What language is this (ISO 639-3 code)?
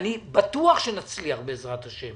heb